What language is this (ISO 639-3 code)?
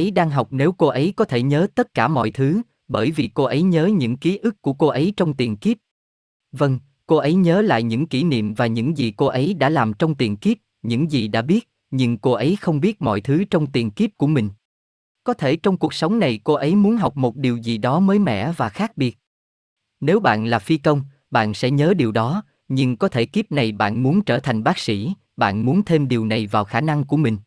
vie